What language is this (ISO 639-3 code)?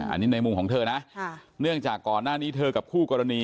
tha